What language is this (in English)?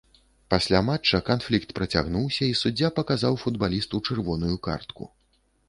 Belarusian